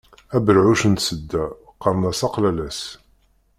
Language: Kabyle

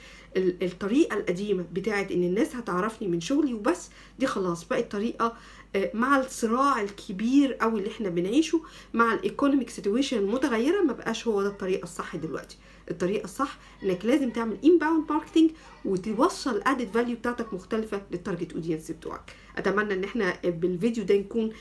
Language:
Arabic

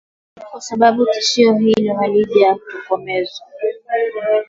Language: Swahili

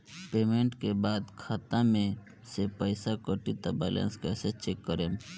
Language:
Bhojpuri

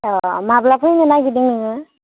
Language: Bodo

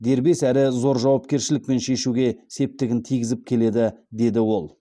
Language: Kazakh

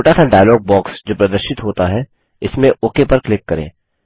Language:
Hindi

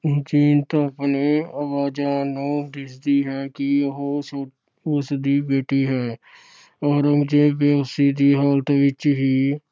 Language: Punjabi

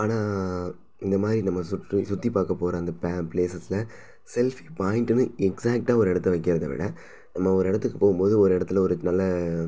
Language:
Tamil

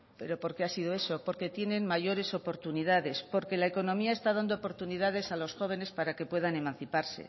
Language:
Spanish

